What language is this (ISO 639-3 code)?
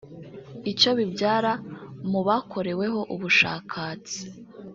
kin